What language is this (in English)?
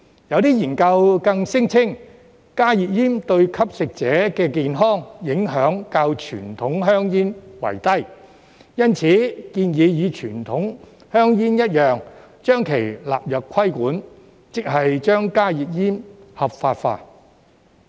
Cantonese